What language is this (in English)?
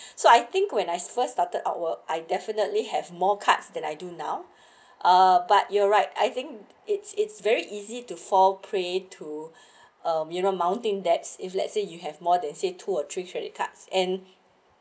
English